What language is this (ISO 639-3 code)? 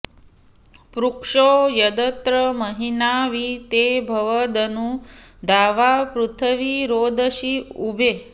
san